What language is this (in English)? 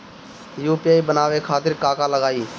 Bhojpuri